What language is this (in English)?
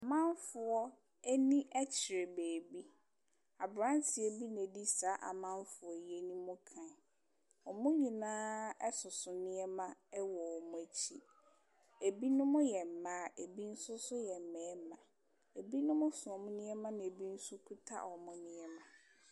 Akan